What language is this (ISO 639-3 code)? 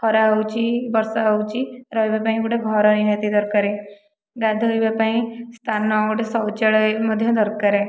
ori